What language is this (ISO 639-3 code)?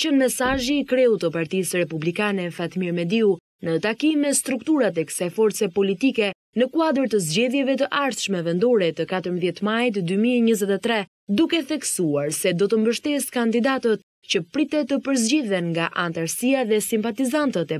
ron